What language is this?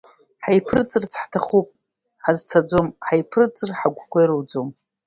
Abkhazian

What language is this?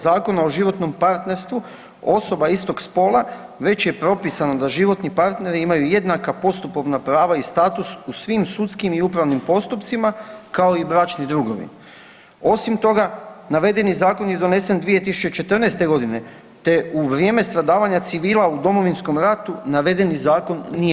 Croatian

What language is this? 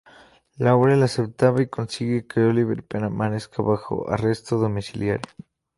Spanish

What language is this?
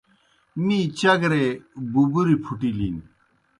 Kohistani Shina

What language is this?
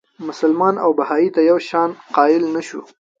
Pashto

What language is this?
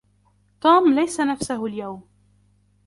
Arabic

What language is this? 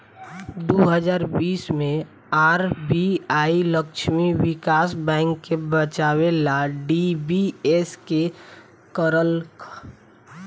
Bhojpuri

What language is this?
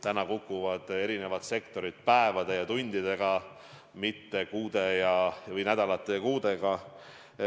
Estonian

